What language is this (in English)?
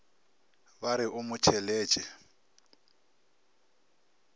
Northern Sotho